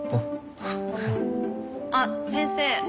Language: Japanese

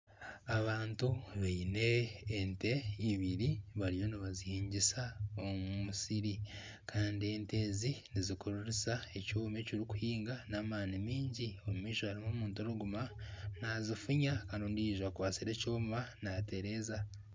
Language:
Nyankole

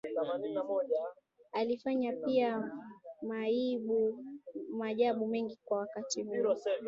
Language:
Swahili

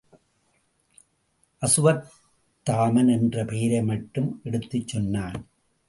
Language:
Tamil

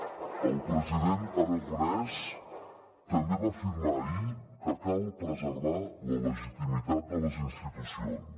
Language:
Catalan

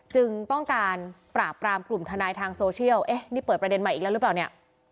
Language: Thai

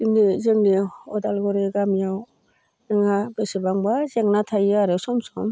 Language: Bodo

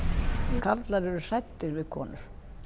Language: Icelandic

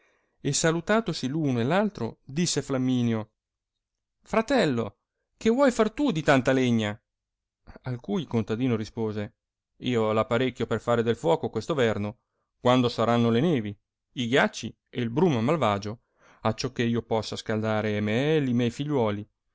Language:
Italian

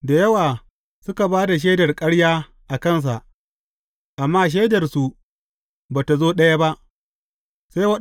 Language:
Hausa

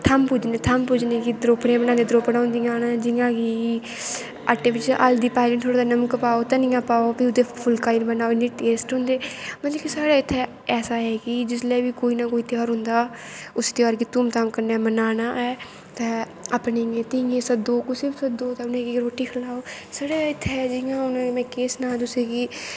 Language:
Dogri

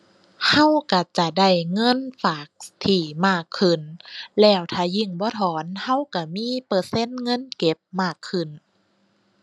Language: Thai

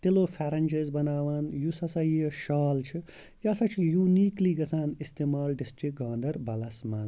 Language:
Kashmiri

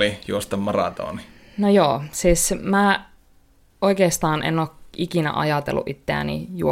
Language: Finnish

